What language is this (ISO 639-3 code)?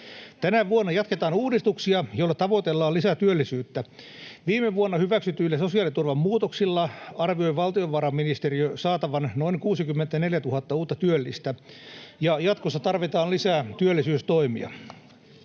fin